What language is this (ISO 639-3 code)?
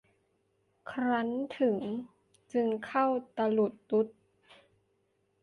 tha